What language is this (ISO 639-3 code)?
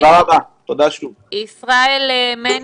heb